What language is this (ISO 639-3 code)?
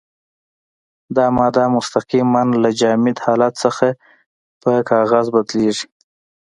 pus